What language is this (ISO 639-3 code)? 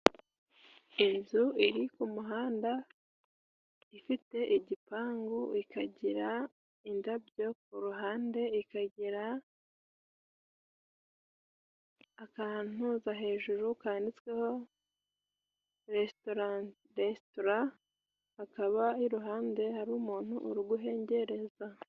kin